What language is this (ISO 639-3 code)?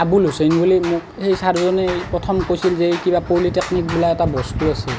asm